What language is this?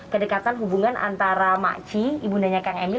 Indonesian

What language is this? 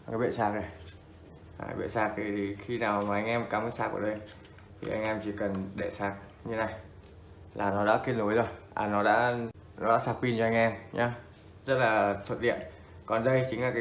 Vietnamese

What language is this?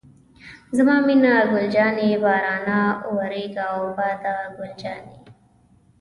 Pashto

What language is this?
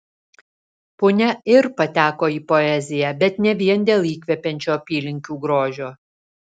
Lithuanian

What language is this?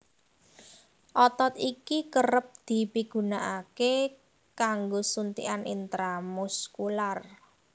Javanese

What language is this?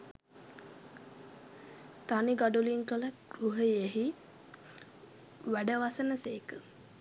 Sinhala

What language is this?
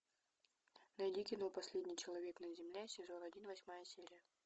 Russian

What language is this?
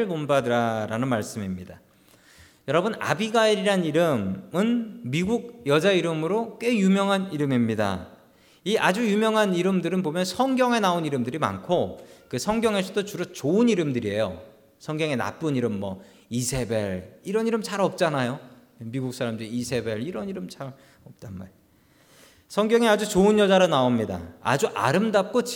Korean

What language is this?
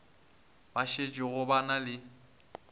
Northern Sotho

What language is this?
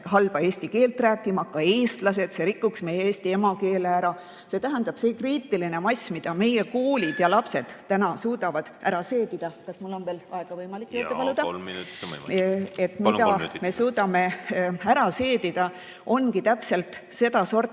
Estonian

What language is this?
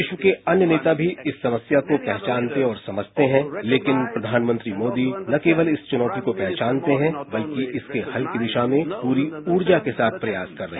Hindi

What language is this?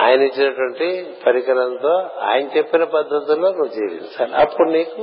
Telugu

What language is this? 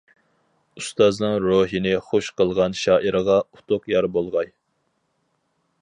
Uyghur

